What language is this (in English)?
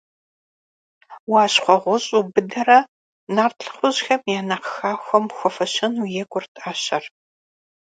Kabardian